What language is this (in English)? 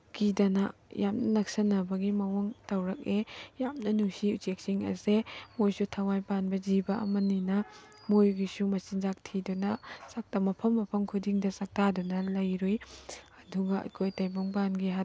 Manipuri